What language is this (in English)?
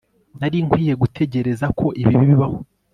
Kinyarwanda